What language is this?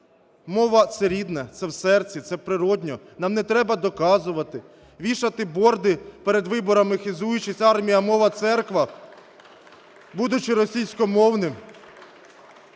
Ukrainian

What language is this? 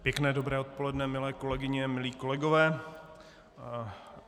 Czech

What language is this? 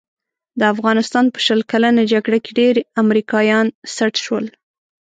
Pashto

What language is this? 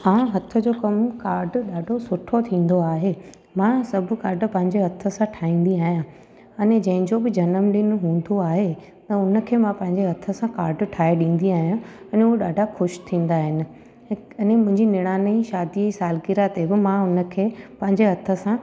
Sindhi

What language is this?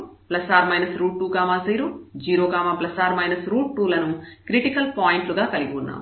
Telugu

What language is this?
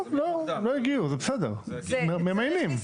Hebrew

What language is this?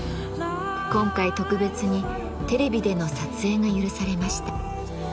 Japanese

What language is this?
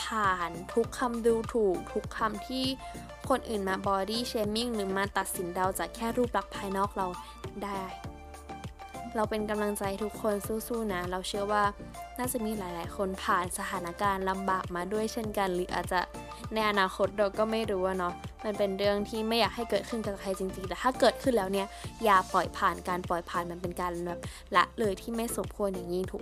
Thai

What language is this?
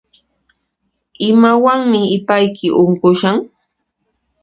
Puno Quechua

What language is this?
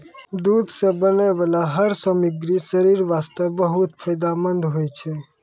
Maithili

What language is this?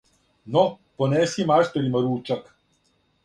Serbian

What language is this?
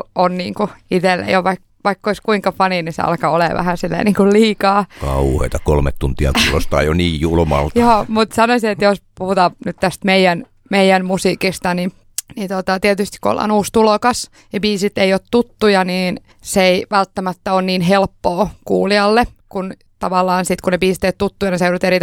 Finnish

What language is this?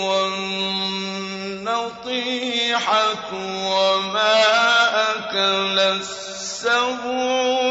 Arabic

